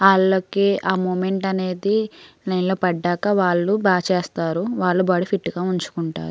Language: Telugu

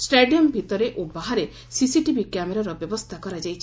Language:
Odia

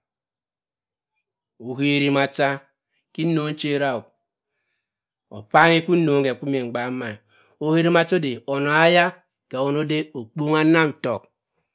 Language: Cross River Mbembe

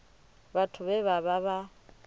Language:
Venda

